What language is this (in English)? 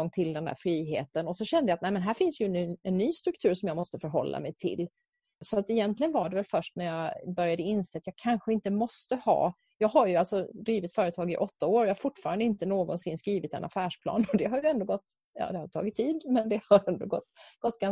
Swedish